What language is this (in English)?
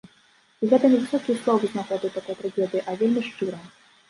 Belarusian